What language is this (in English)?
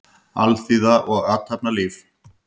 Icelandic